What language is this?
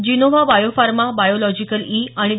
Marathi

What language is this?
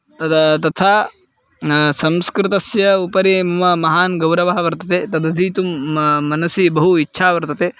Sanskrit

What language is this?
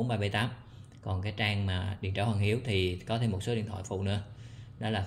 Vietnamese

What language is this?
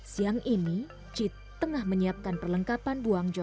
Indonesian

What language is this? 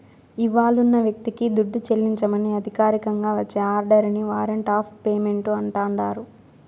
Telugu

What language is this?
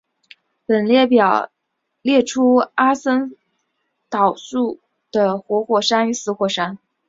Chinese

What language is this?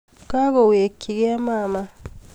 Kalenjin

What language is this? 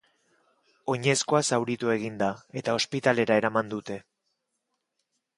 Basque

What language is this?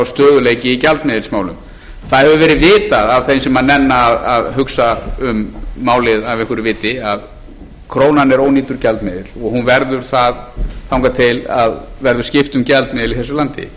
Icelandic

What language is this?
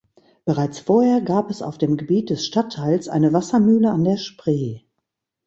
German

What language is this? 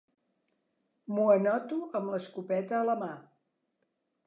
Catalan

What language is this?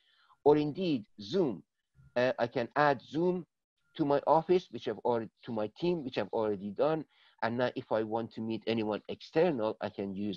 English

